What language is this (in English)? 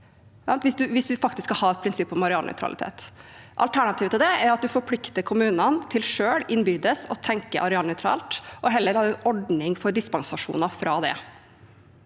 Norwegian